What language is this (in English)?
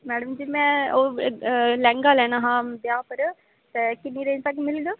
Dogri